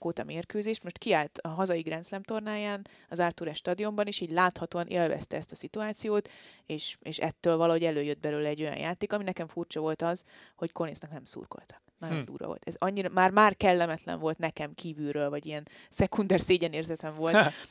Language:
Hungarian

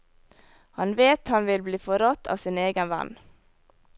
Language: Norwegian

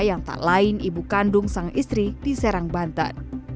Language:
Indonesian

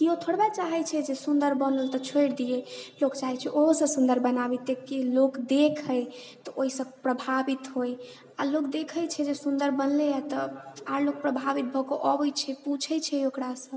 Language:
Maithili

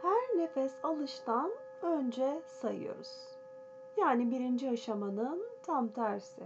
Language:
Turkish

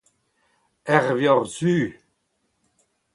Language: Breton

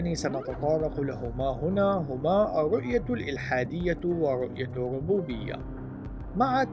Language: Arabic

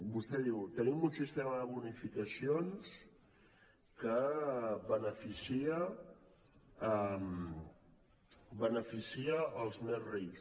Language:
Catalan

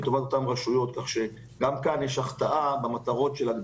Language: Hebrew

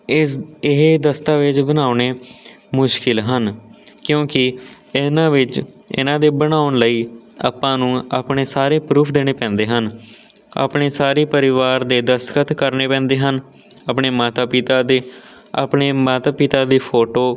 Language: Punjabi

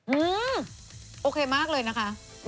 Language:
Thai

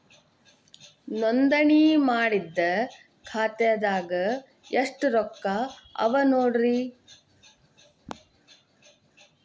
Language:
Kannada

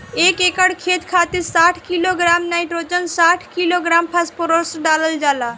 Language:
Bhojpuri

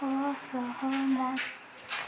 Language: Odia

